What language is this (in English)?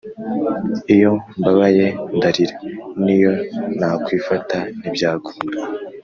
Kinyarwanda